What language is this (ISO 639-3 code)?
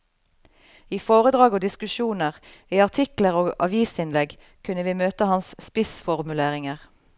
nor